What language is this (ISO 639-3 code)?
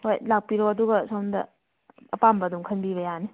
mni